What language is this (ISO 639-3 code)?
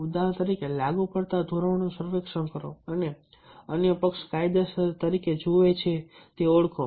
guj